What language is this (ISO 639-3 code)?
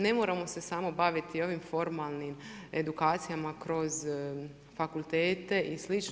hrv